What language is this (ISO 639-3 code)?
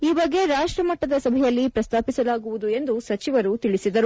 kan